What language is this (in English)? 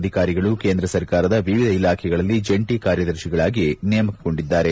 Kannada